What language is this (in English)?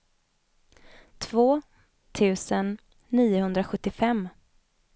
Swedish